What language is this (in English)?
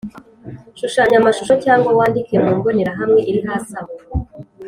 Kinyarwanda